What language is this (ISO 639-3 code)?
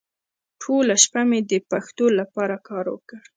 pus